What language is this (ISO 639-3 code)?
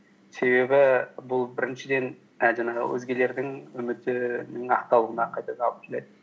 kaz